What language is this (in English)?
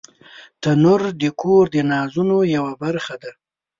Pashto